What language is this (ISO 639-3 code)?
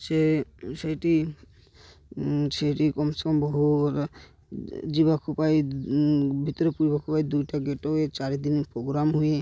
ori